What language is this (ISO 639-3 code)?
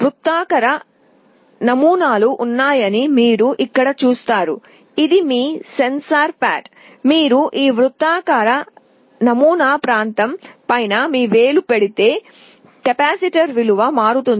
tel